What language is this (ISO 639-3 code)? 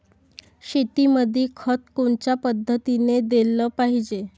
mar